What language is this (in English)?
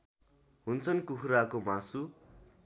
Nepali